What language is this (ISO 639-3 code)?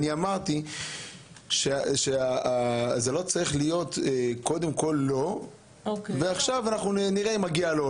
heb